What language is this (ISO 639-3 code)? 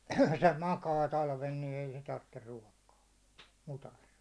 fin